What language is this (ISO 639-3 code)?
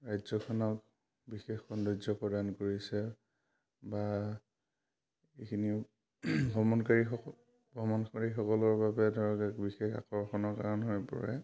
asm